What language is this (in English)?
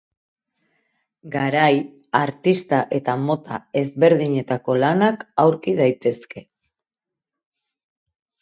Basque